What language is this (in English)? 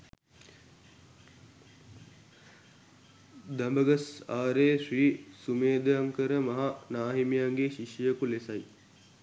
Sinhala